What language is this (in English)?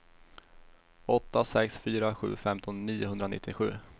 Swedish